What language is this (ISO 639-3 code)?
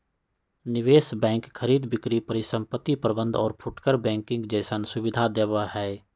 mag